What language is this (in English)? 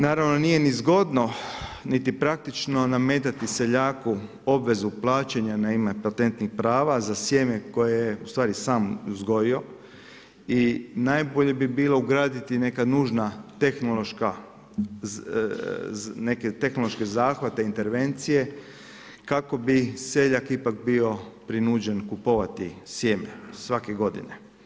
Croatian